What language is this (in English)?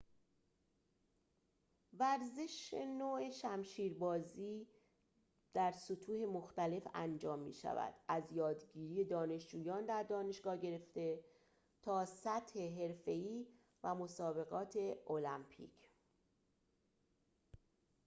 Persian